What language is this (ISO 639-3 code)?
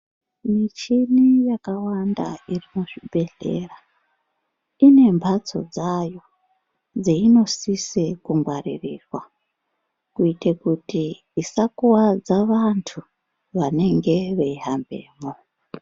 ndc